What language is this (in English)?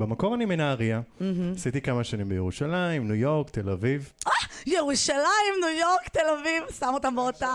Hebrew